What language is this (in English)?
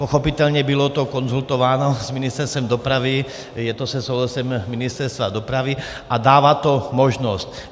Czech